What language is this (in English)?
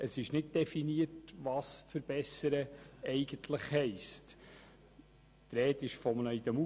Swiss German